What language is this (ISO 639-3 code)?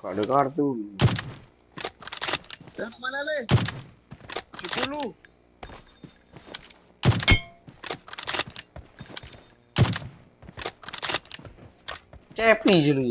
ind